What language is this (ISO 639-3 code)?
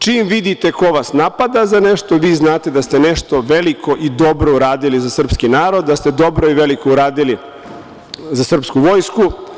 srp